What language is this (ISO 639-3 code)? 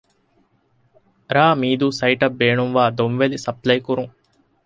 div